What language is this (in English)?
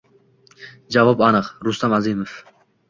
Uzbek